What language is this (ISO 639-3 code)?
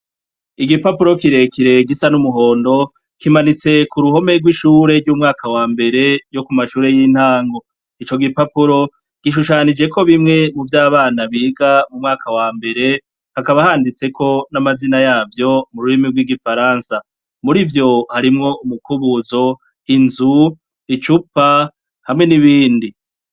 run